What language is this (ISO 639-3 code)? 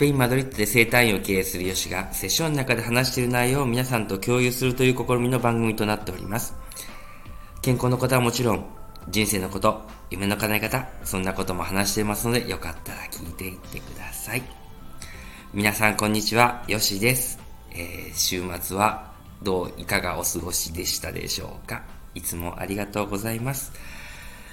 jpn